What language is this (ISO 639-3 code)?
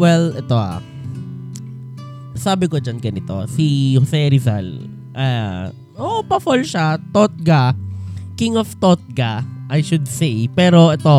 fil